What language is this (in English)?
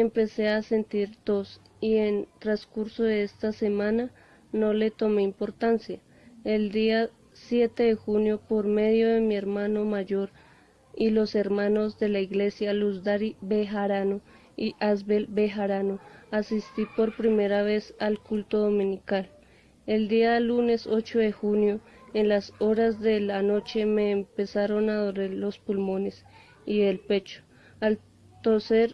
Spanish